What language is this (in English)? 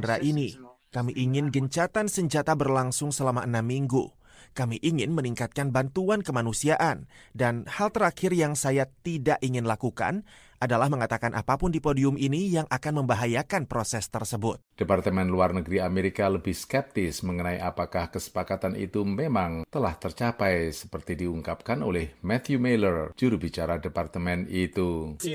Indonesian